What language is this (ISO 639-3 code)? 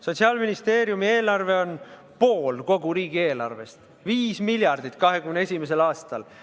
est